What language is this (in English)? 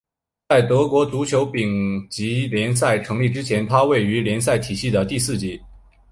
Chinese